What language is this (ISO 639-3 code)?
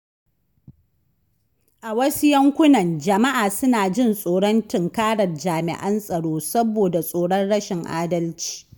hau